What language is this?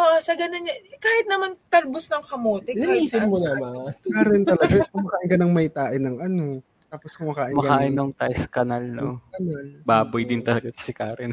Filipino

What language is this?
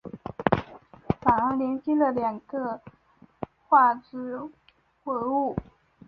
Chinese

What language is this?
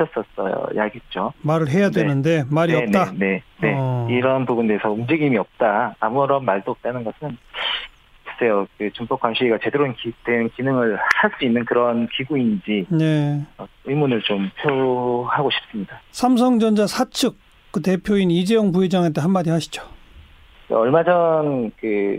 Korean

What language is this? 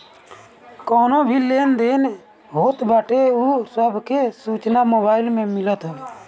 Bhojpuri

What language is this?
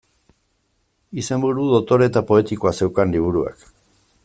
Basque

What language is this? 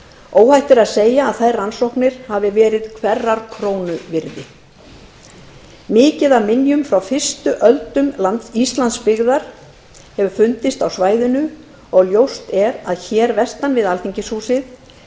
Icelandic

